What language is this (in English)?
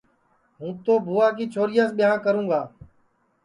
Sansi